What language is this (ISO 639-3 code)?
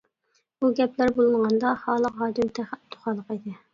uig